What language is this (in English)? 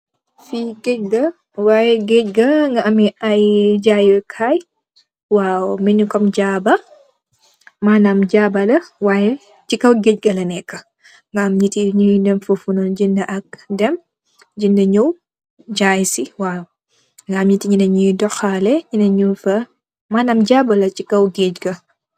Wolof